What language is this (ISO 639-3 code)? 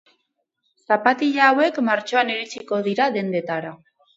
eus